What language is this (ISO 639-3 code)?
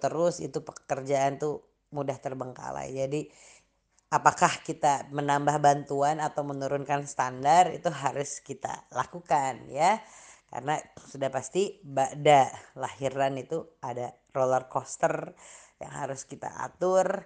ind